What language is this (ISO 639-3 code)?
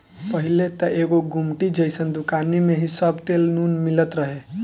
bho